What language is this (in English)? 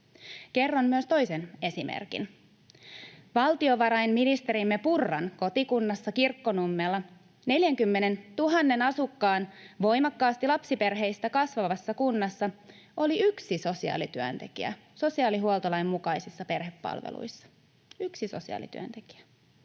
Finnish